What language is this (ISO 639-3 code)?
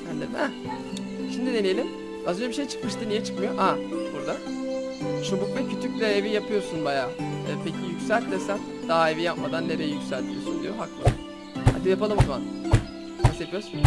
tur